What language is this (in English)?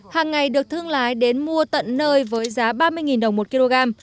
Vietnamese